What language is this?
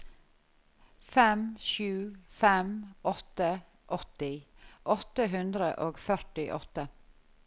Norwegian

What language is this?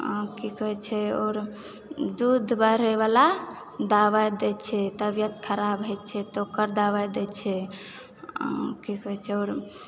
Maithili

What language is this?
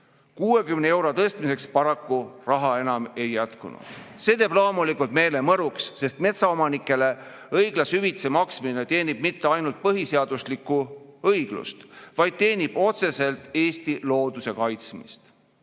Estonian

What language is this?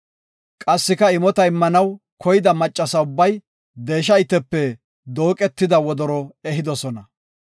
Gofa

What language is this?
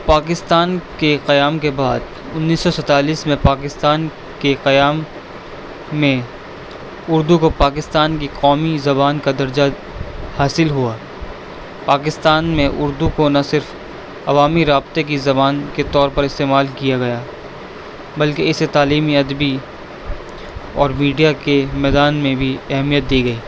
Urdu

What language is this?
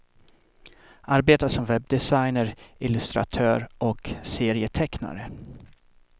Swedish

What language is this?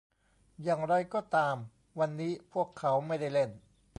Thai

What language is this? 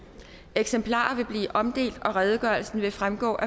Danish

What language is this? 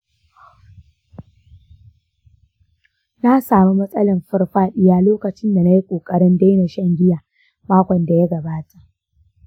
Hausa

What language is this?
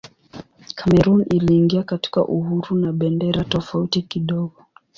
Swahili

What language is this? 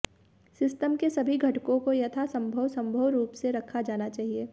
Hindi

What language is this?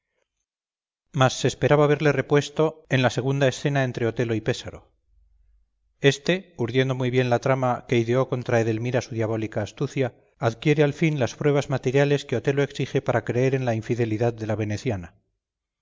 Spanish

